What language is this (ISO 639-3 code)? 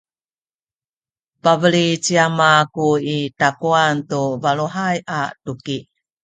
szy